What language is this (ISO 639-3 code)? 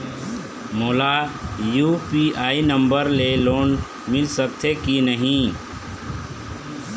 hne